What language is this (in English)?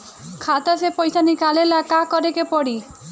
Bhojpuri